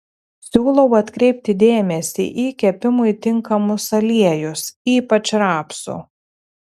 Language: Lithuanian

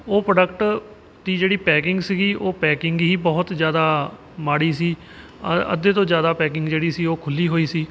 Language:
Punjabi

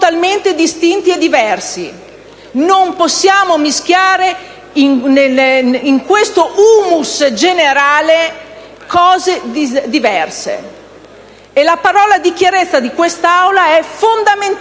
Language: Italian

